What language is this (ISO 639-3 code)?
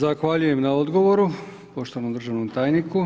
hrv